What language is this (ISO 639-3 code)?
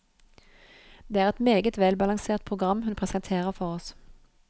nor